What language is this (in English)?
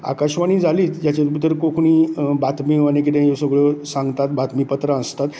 Konkani